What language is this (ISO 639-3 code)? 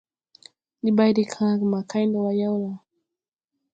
tui